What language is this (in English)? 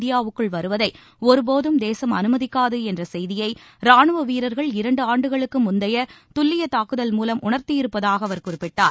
Tamil